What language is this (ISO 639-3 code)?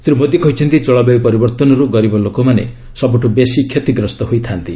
ori